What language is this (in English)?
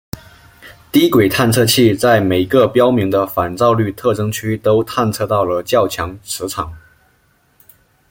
Chinese